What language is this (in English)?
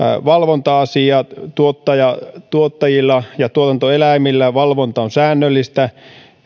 Finnish